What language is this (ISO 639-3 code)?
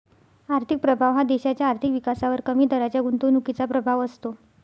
mar